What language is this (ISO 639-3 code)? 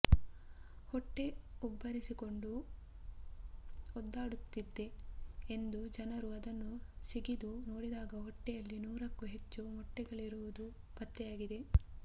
kan